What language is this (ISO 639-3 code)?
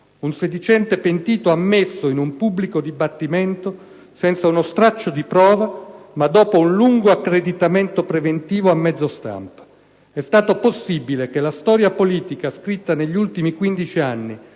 ita